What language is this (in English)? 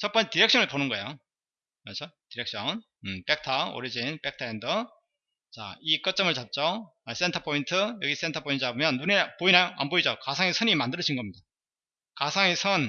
Korean